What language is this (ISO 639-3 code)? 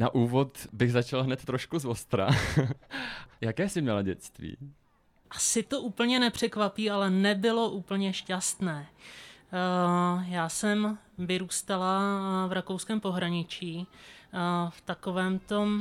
ces